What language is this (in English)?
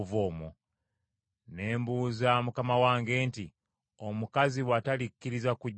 Ganda